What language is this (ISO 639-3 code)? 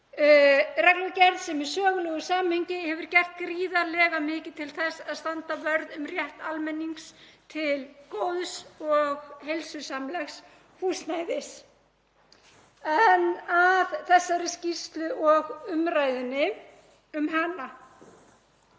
isl